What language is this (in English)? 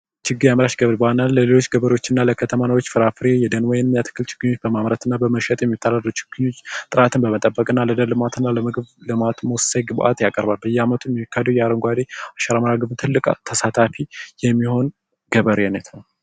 Amharic